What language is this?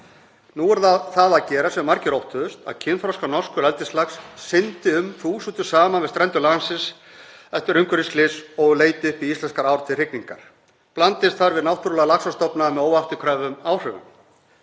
Icelandic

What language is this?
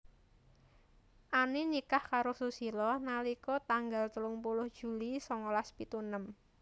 Javanese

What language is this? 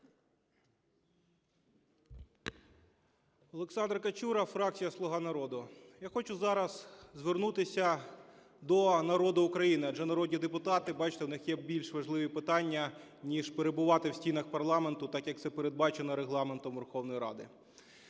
Ukrainian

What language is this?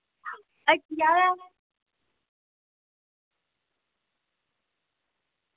Dogri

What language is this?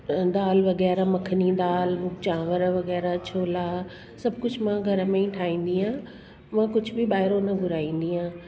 Sindhi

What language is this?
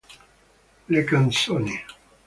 Italian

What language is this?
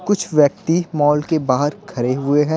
Hindi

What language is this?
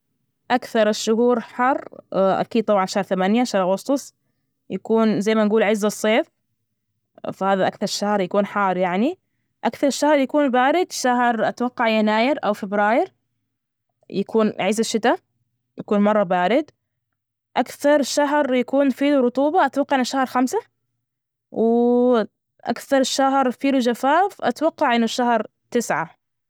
Najdi Arabic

